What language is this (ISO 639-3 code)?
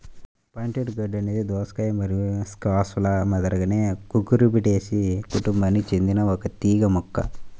tel